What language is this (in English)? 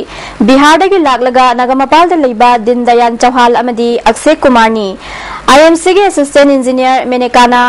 Arabic